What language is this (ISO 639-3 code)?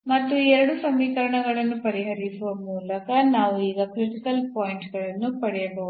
kan